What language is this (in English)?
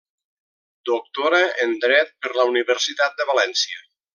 Catalan